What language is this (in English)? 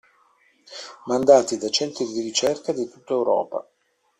Italian